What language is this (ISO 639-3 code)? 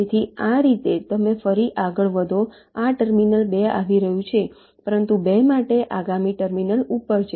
guj